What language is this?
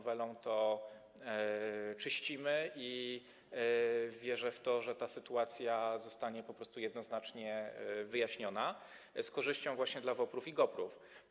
Polish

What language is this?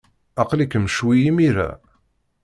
Kabyle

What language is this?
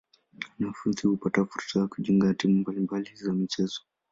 Swahili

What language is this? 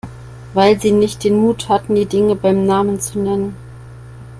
German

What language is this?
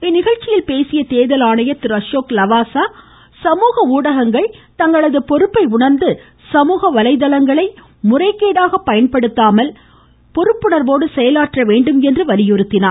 Tamil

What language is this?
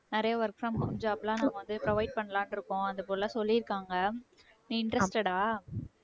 Tamil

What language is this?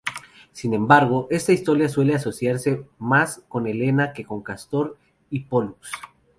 Spanish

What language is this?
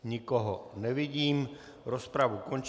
Czech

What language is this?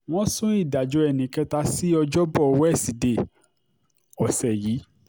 Yoruba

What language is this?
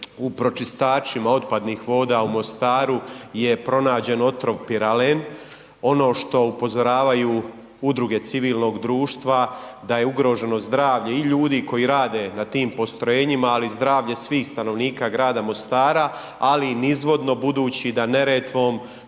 Croatian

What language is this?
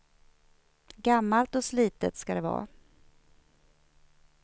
Swedish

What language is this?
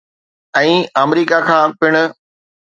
Sindhi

